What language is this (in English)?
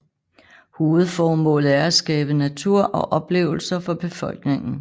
Danish